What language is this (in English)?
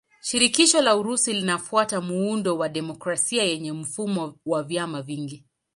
Swahili